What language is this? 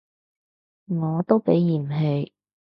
Cantonese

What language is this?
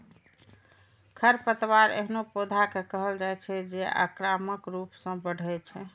Maithili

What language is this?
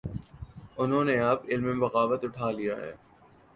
Urdu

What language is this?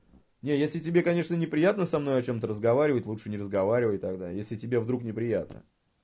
Russian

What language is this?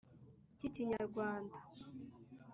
Kinyarwanda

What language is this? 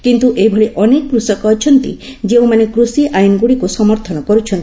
Odia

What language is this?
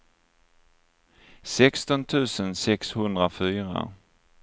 Swedish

